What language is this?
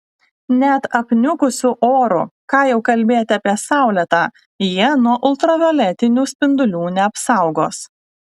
Lithuanian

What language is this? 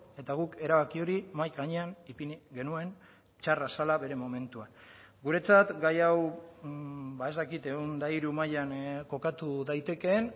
Basque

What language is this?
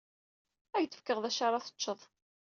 Kabyle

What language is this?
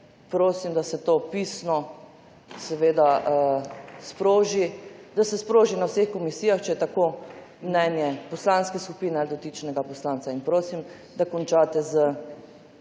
Slovenian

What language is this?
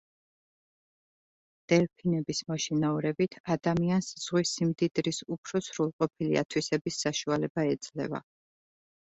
Georgian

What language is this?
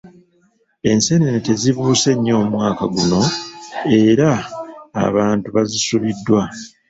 Ganda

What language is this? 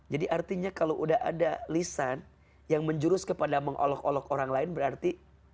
Indonesian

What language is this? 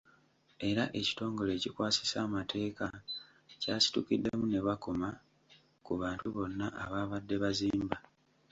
Ganda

